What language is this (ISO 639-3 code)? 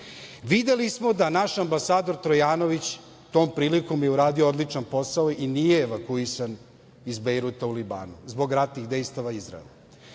srp